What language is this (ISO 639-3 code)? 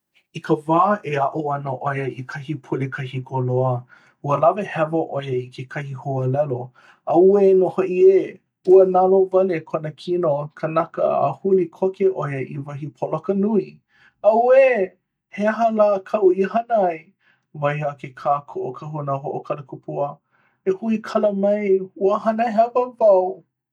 haw